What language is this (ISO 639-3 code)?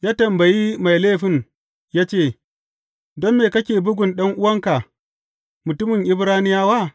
hau